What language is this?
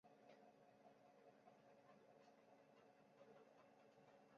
Chinese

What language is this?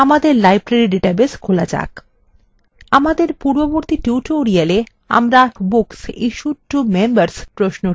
Bangla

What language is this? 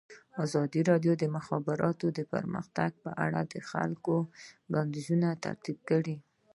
Pashto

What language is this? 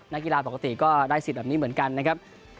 Thai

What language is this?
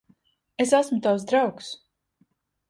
Latvian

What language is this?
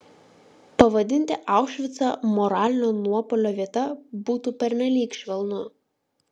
Lithuanian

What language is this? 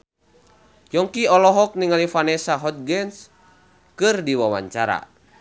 Sundanese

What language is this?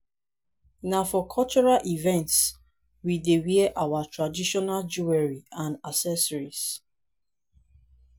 Nigerian Pidgin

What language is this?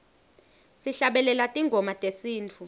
Swati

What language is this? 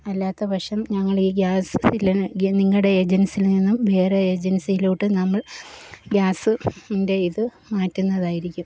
Malayalam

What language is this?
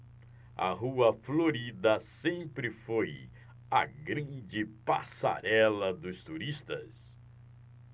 Portuguese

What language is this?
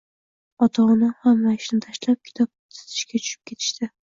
Uzbek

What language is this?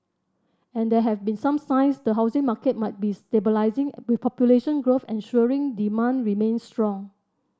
English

